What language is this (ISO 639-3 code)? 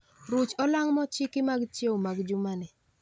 luo